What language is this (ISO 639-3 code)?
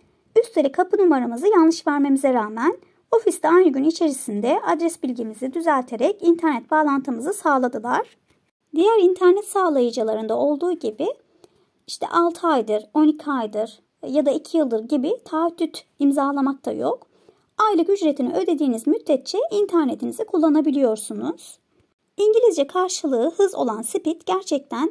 tur